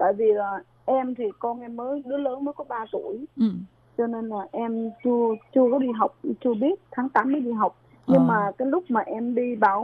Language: Vietnamese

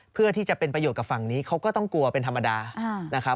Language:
Thai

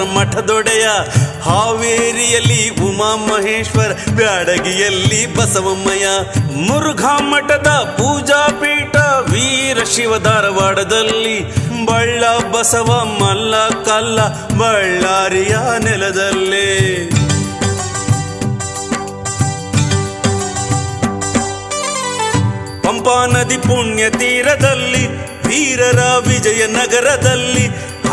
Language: Kannada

